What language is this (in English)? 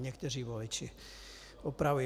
Czech